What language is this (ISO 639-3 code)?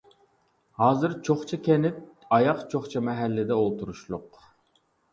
uig